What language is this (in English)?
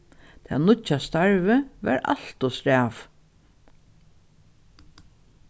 Faroese